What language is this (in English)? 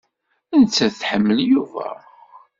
Kabyle